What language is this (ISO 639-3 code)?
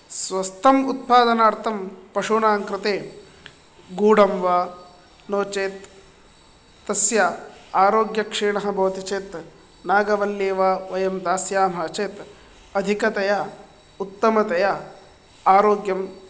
san